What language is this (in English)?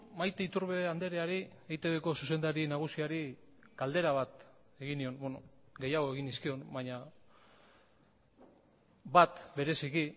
Basque